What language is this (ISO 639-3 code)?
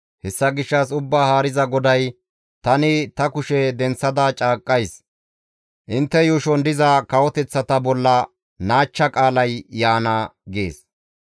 gmv